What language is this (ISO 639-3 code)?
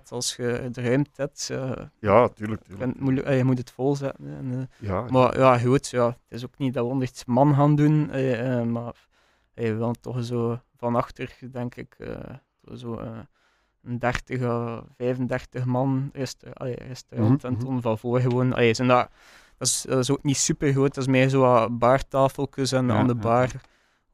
nld